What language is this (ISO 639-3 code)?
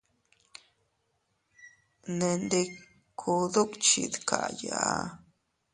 cut